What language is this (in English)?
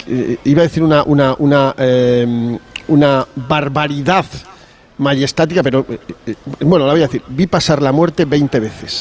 Spanish